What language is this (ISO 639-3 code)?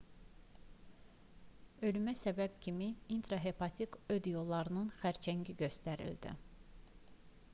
aze